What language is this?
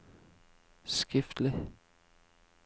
Norwegian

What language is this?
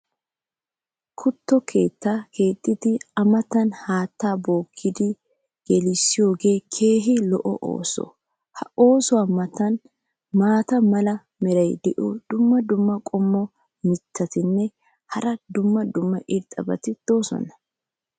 Wolaytta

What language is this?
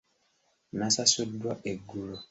Ganda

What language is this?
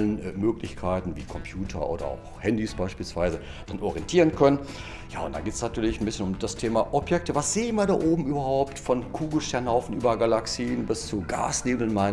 German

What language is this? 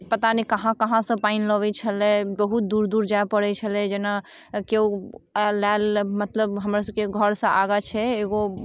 Maithili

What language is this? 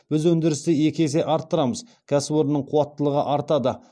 Kazakh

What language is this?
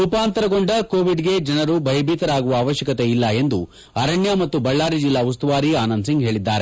Kannada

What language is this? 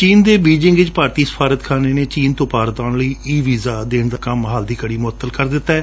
Punjabi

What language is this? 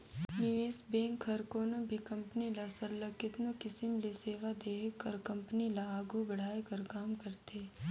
Chhattisgarhi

